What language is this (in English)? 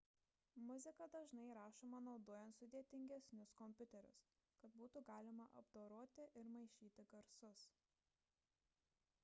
Lithuanian